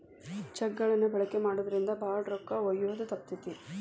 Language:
Kannada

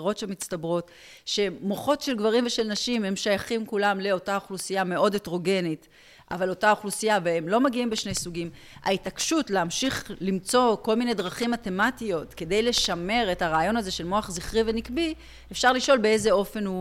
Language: Hebrew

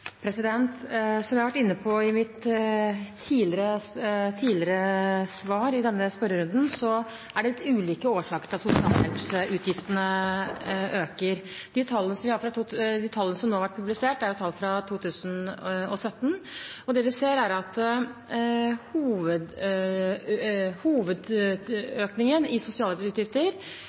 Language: Norwegian Bokmål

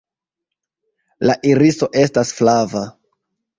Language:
Esperanto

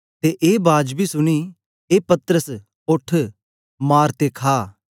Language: Dogri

